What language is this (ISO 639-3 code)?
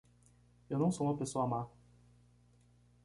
por